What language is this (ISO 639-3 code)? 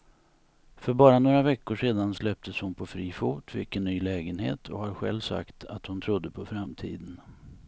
swe